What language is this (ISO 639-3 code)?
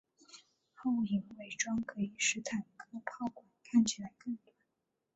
zho